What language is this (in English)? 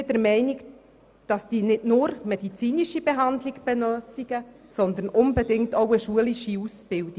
Swiss German